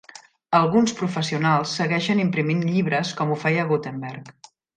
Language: Catalan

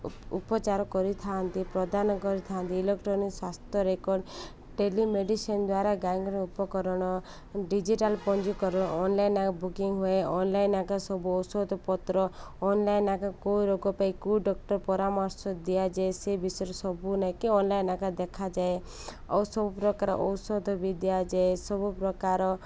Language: Odia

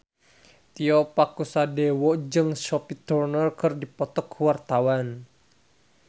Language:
Sundanese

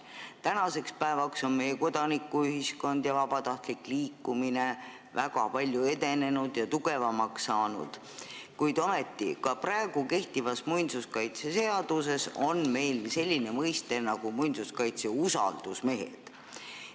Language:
Estonian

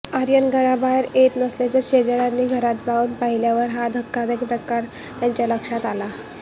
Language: Marathi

